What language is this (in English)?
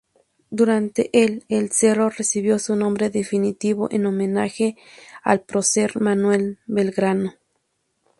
Spanish